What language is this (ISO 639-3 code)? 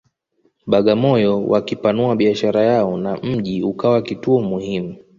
swa